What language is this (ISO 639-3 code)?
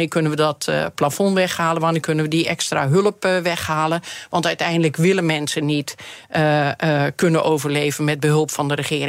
nld